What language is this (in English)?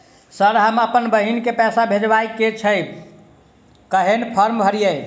Maithili